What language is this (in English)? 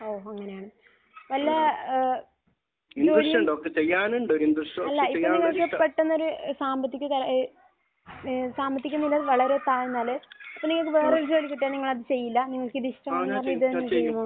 Malayalam